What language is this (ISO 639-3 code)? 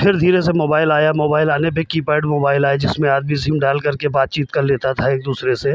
hin